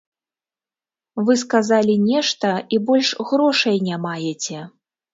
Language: Belarusian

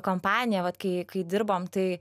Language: Lithuanian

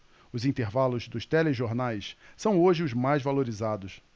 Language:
Portuguese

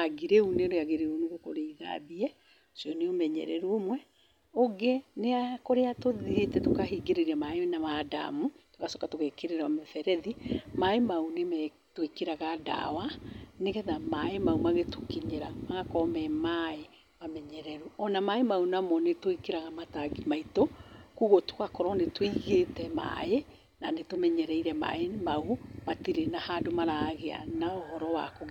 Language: Kikuyu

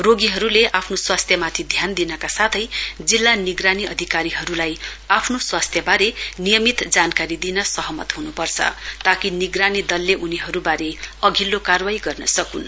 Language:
Nepali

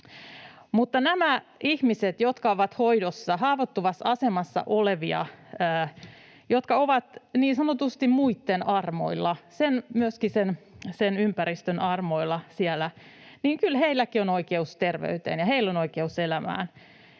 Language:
Finnish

